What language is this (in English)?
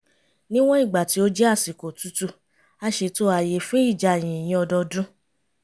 Yoruba